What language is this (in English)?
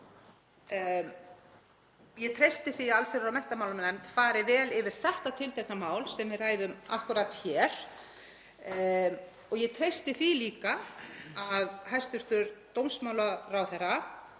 Icelandic